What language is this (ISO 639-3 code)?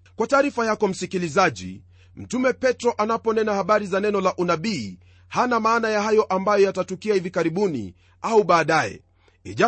swa